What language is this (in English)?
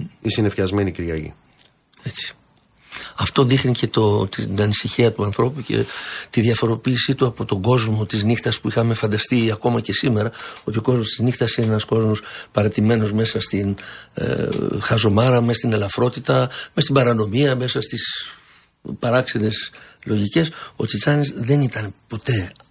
Greek